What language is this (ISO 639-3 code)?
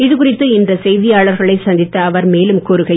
tam